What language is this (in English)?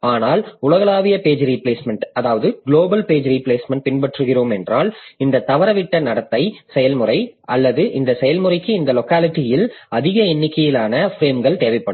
Tamil